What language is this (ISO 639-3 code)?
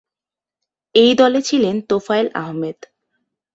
ben